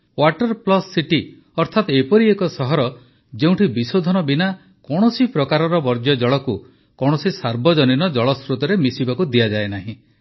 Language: Odia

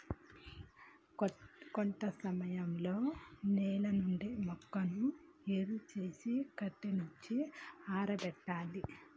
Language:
Telugu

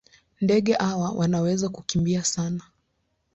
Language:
Swahili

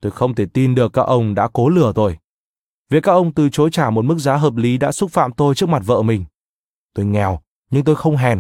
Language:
Vietnamese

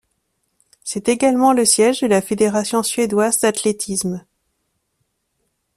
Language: French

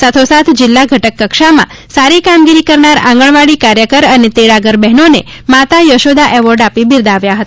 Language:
Gujarati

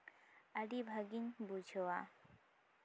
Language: Santali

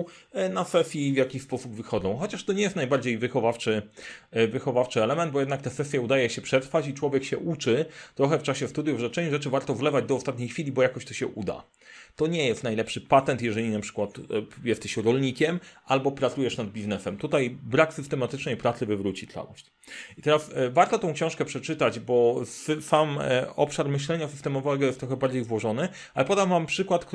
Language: Polish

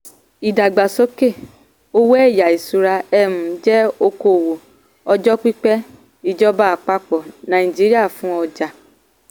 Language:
Yoruba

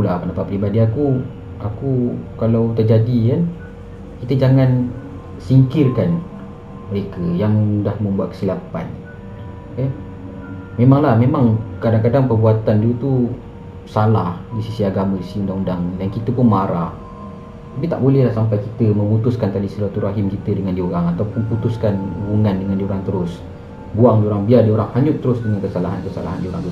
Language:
Malay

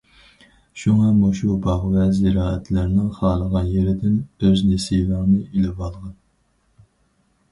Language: Uyghur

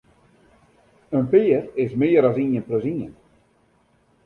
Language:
Western Frisian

